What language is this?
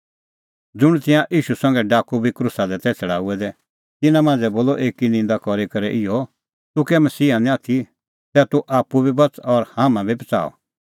Kullu Pahari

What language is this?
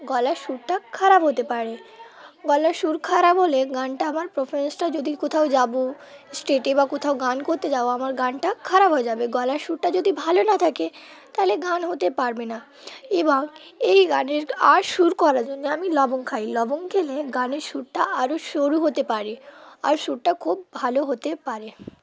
Bangla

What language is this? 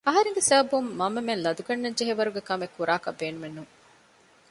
Divehi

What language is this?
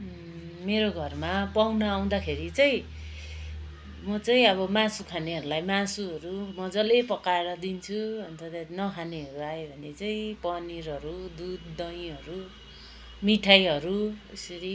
Nepali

